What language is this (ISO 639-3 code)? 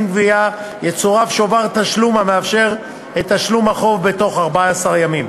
heb